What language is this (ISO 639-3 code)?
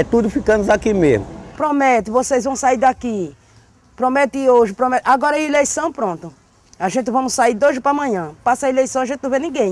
por